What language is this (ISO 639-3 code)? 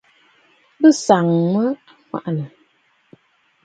bfd